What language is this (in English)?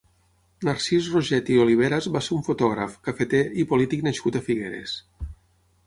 Catalan